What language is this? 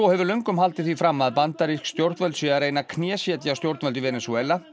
Icelandic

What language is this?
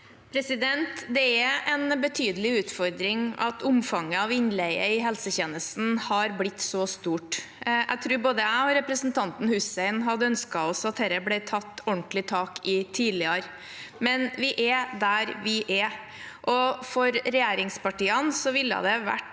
Norwegian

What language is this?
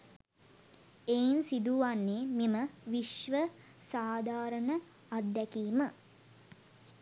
Sinhala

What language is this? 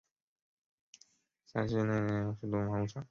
Chinese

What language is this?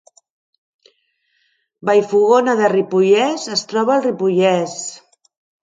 Catalan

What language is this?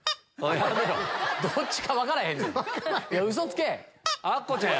Japanese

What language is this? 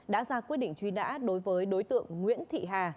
Vietnamese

